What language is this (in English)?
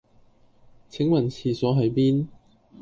Cantonese